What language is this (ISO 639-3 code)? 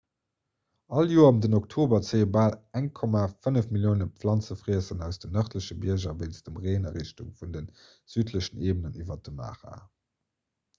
ltz